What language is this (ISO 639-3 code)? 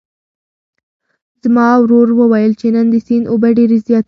pus